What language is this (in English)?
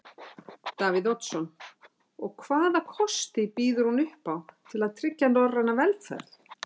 Icelandic